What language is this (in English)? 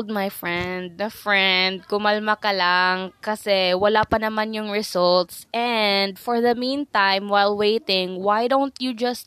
Filipino